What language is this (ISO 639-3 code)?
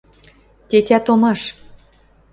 mrj